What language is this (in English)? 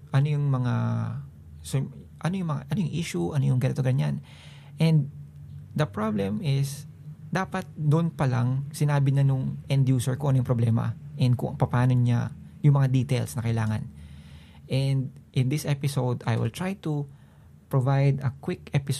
Filipino